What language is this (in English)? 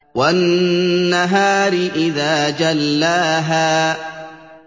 Arabic